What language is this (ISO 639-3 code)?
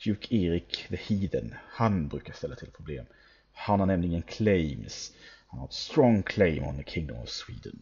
swe